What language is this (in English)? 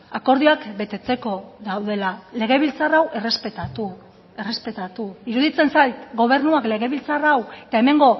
Basque